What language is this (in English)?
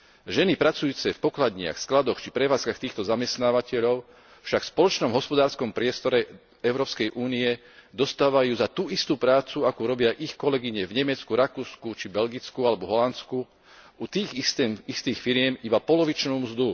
Slovak